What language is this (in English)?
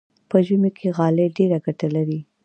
Pashto